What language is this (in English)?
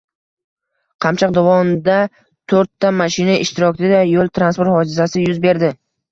Uzbek